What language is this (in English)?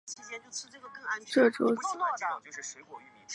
Chinese